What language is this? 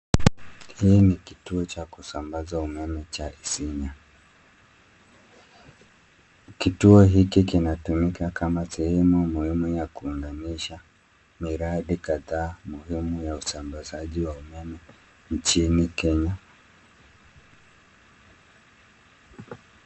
Swahili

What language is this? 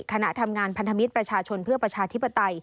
Thai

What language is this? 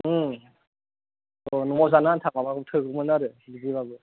Bodo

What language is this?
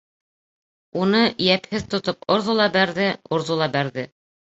Bashkir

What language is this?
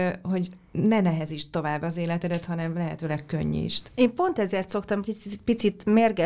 Hungarian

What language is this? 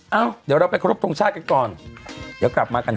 Thai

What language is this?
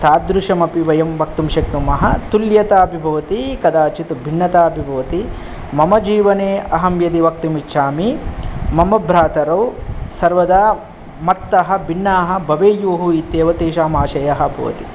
Sanskrit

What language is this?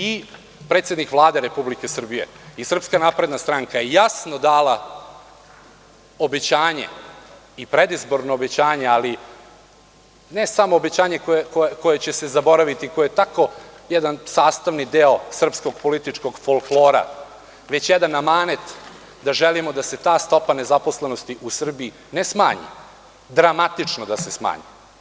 Serbian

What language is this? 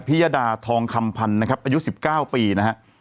Thai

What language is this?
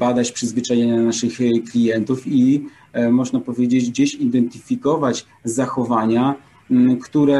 Polish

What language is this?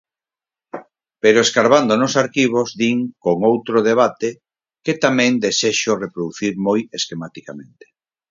Galician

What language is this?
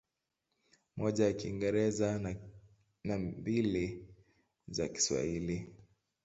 Swahili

